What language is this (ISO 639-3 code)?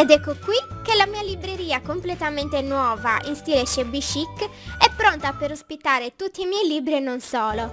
ita